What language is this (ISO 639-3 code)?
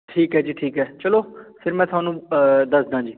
pan